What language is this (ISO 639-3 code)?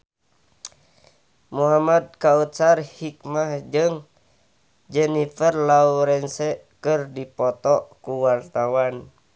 sun